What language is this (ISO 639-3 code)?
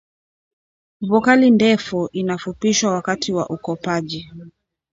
swa